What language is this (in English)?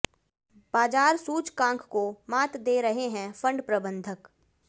Hindi